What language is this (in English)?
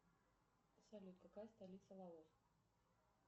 Russian